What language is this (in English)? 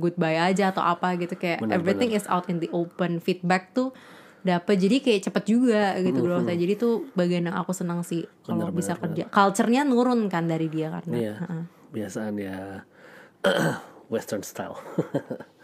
Indonesian